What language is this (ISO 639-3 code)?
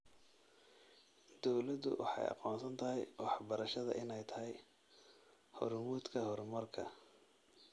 som